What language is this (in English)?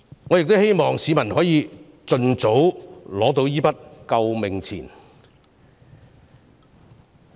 Cantonese